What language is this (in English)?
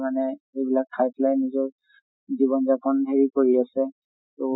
Assamese